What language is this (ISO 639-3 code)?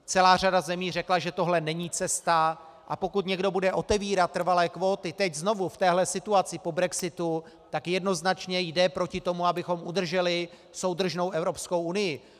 ces